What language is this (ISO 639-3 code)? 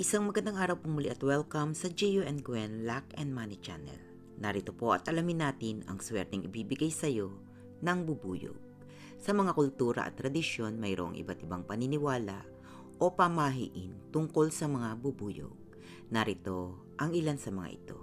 fil